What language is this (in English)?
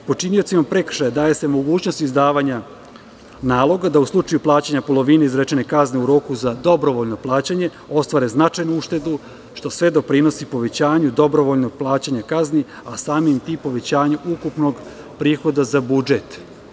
Serbian